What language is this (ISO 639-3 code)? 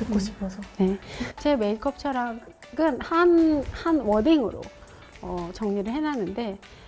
kor